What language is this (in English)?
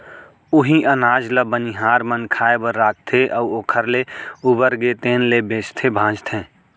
Chhattisgarhi